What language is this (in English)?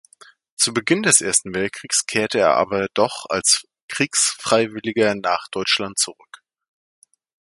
German